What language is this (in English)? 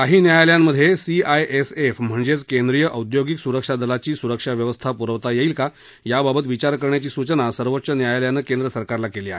Marathi